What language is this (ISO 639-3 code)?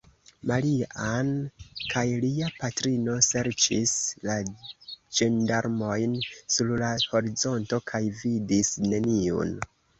epo